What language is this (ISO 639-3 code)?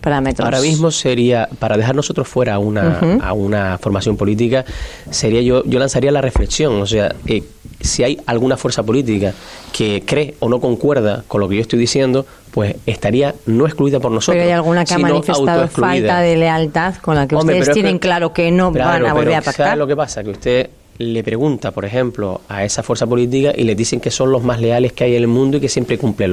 spa